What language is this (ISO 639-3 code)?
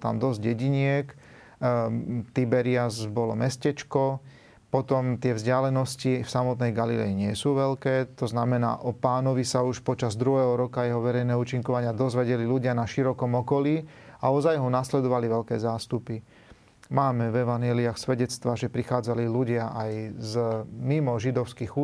slk